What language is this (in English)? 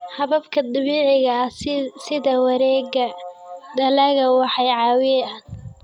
Somali